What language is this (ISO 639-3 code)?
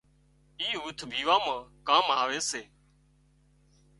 kxp